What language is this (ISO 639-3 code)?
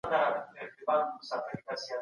pus